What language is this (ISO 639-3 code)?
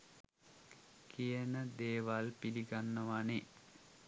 sin